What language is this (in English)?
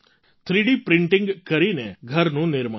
Gujarati